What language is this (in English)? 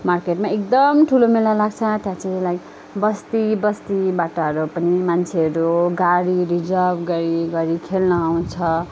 Nepali